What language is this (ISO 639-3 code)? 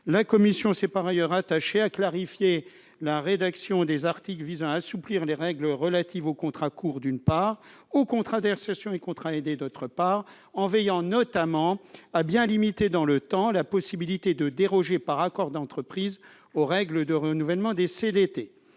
fra